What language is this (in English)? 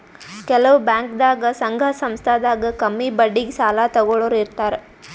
Kannada